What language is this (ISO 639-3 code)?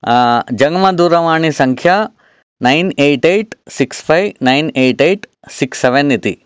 san